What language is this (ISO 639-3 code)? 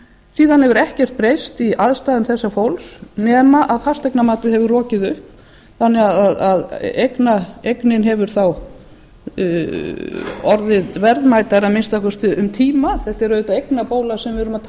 isl